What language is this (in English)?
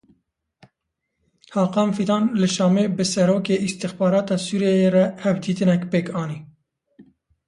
Kurdish